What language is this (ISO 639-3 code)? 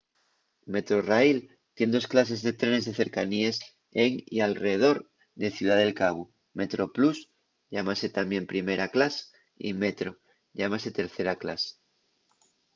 ast